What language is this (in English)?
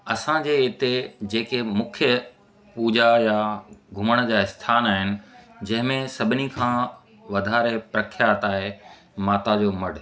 Sindhi